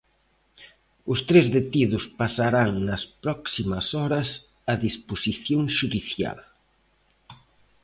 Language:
Galician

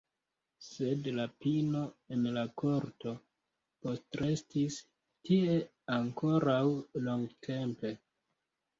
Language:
Esperanto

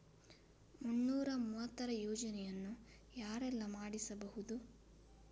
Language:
Kannada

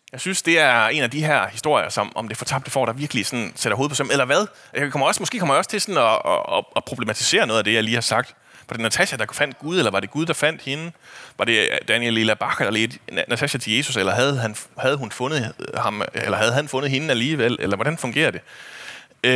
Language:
Danish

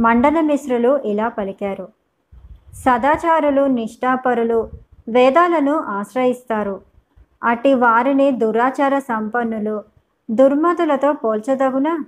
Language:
Telugu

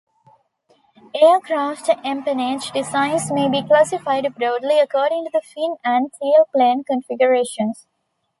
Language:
English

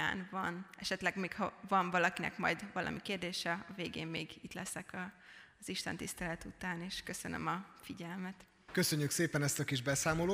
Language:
Hungarian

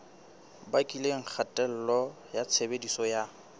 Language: Southern Sotho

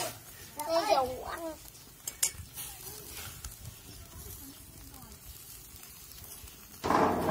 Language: Vietnamese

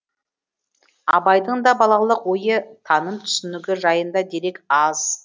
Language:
Kazakh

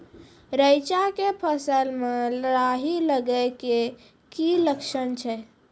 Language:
Maithili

